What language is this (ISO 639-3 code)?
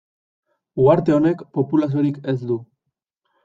eus